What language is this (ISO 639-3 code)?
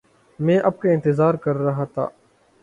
urd